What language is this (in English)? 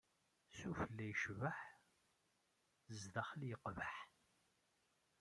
Kabyle